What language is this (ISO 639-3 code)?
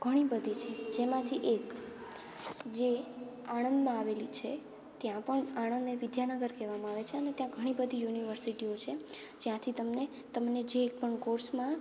guj